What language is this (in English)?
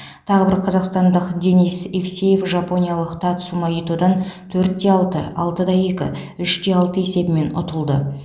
Kazakh